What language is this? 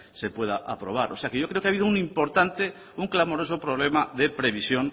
Spanish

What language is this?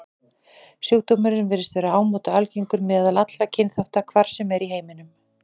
Icelandic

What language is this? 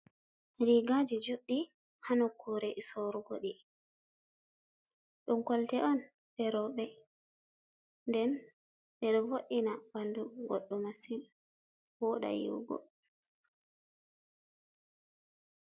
Fula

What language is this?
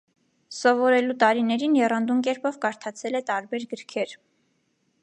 Armenian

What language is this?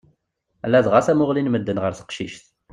Kabyle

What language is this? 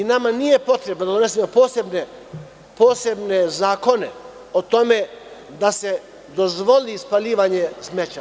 Serbian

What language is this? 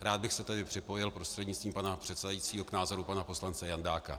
Czech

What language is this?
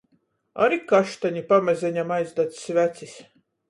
Latgalian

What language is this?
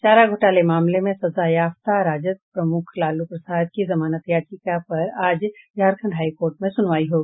Hindi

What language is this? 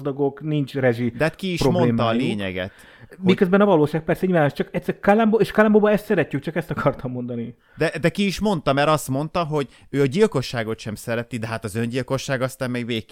Hungarian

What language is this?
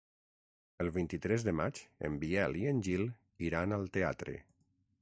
Catalan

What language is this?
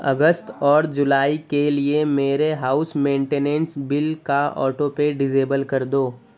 Urdu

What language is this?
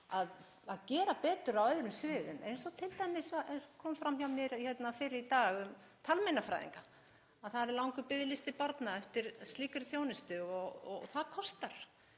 Icelandic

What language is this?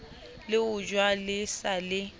Southern Sotho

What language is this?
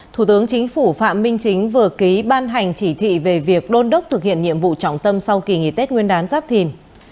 Vietnamese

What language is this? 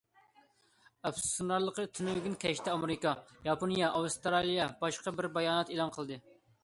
Uyghur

